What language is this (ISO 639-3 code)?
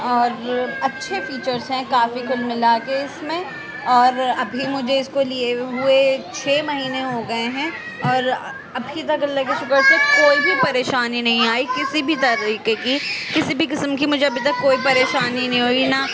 urd